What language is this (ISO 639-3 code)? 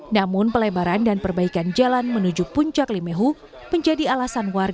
ind